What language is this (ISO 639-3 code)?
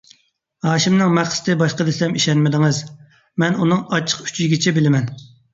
uig